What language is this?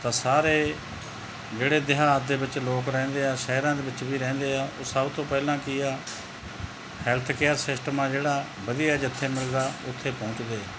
Punjabi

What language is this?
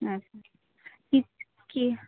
Bangla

